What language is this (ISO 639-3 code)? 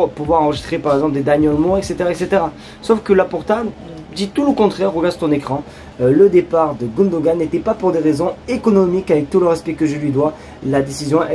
fra